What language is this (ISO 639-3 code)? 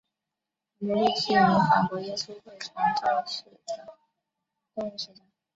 zho